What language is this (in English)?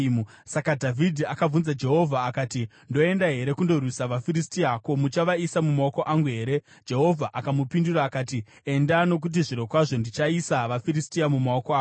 Shona